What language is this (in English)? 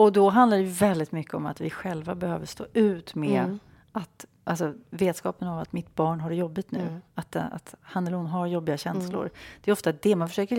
Swedish